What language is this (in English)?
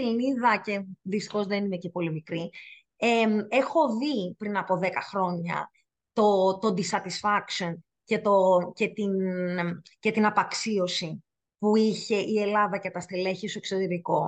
Greek